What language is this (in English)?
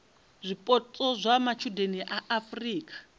Venda